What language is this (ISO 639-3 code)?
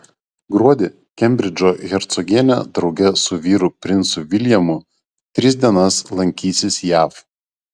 lit